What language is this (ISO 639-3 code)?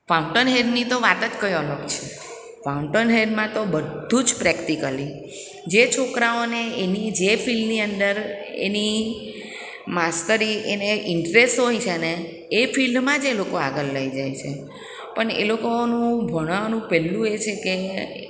guj